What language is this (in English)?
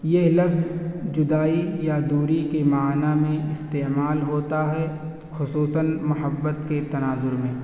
Urdu